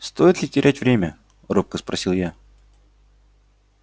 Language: Russian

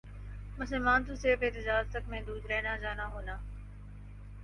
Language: Urdu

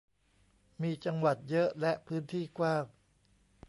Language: Thai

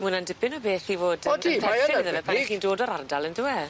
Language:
Welsh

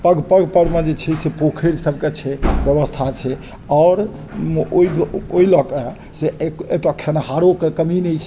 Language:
Maithili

